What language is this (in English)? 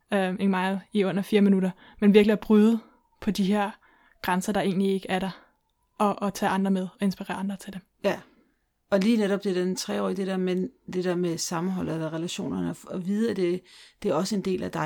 Danish